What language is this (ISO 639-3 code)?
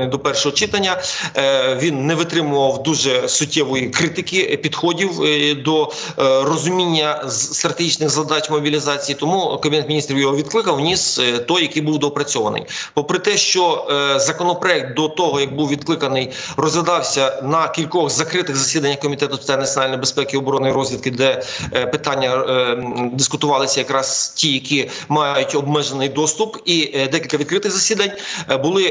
ukr